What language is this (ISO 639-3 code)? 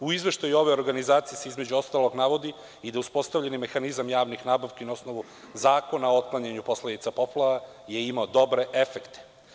srp